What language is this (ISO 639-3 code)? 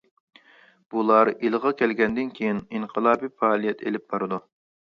uig